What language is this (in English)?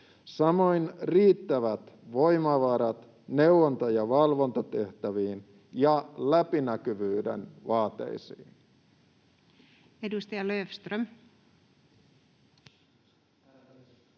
Finnish